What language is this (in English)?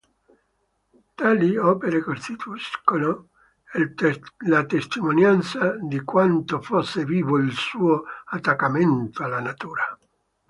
Italian